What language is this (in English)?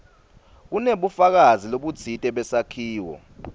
Swati